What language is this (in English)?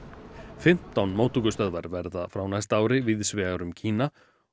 Icelandic